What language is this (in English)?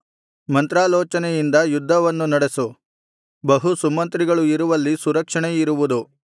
Kannada